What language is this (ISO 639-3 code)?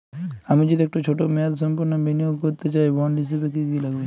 ben